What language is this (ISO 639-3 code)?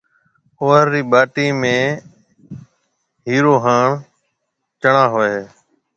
mve